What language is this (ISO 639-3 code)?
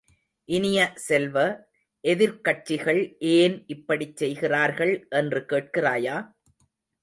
tam